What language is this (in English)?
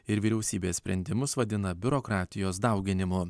Lithuanian